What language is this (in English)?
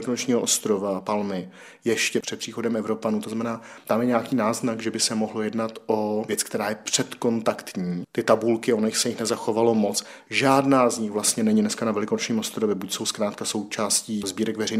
Czech